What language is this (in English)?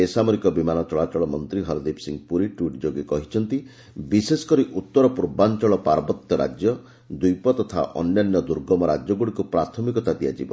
Odia